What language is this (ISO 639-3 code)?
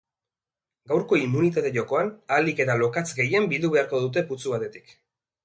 eus